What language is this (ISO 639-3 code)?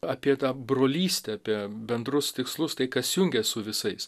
lit